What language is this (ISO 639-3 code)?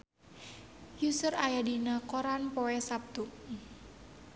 sun